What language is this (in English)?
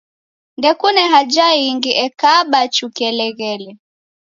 Taita